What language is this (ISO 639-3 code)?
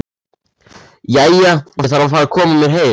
isl